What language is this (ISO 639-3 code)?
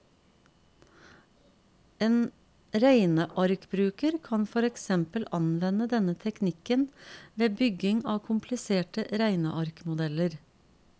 nor